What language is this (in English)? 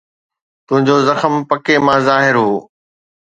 Sindhi